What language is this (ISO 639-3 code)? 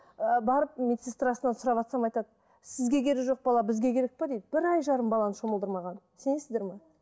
kaz